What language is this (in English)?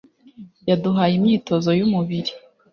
Kinyarwanda